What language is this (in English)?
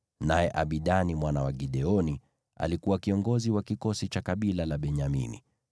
Swahili